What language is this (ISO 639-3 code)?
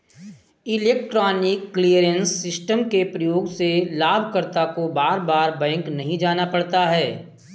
hin